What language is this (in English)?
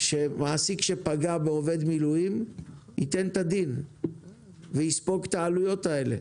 Hebrew